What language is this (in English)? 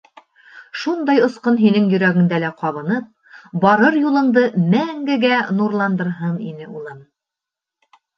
Bashkir